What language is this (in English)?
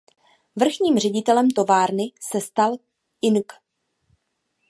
Czech